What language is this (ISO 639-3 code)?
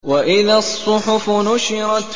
ara